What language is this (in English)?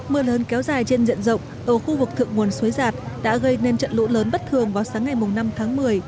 Vietnamese